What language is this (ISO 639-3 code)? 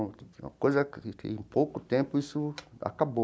por